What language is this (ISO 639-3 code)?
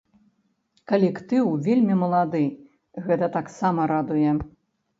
bel